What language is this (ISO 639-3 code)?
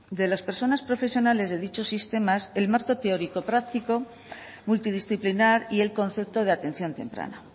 spa